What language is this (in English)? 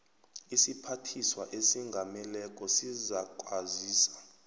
South Ndebele